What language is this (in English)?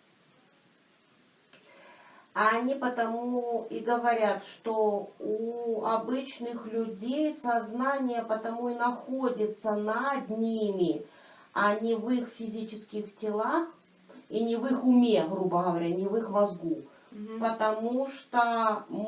Russian